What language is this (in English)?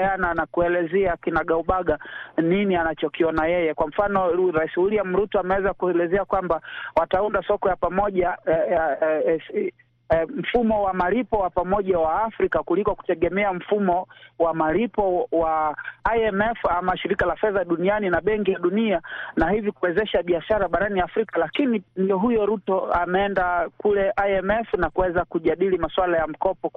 Swahili